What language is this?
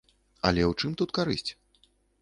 Belarusian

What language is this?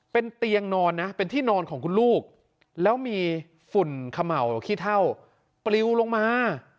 Thai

